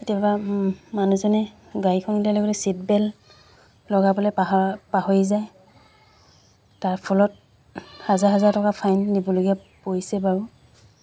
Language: Assamese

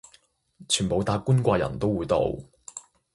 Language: Cantonese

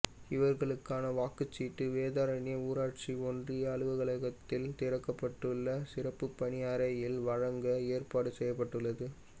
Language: Tamil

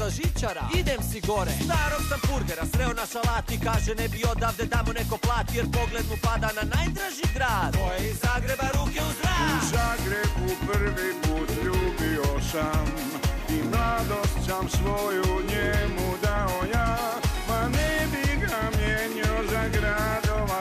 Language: Croatian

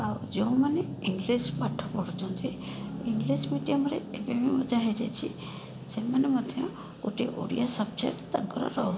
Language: Odia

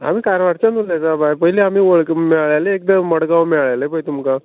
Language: Konkani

